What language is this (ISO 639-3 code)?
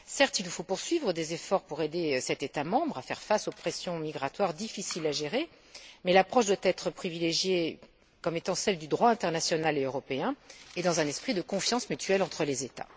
fra